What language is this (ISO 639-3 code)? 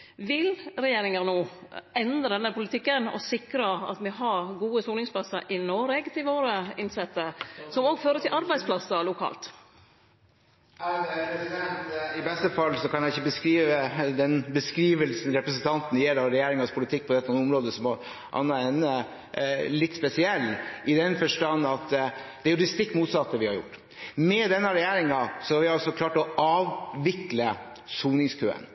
nor